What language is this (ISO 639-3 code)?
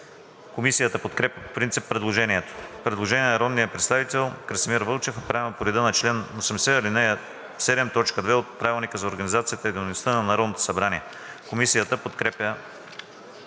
bul